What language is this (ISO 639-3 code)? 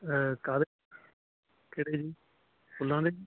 pan